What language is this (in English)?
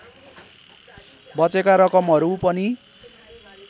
Nepali